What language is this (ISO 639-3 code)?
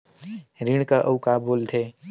hne